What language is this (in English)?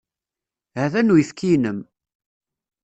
Kabyle